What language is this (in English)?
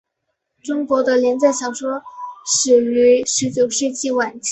Chinese